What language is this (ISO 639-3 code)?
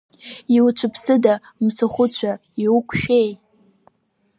abk